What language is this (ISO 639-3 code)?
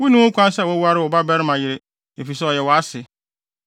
aka